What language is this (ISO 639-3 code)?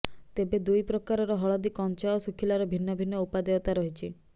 ori